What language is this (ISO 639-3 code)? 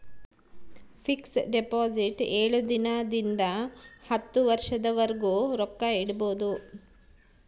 kan